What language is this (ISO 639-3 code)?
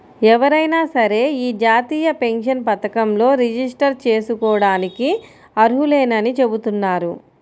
tel